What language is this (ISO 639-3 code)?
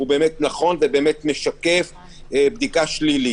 heb